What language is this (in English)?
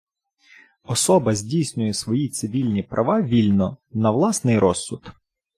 Ukrainian